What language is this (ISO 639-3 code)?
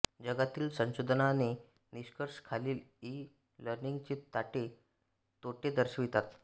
mar